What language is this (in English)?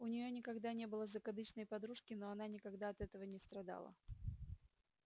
Russian